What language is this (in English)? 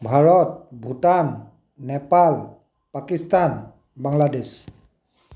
Assamese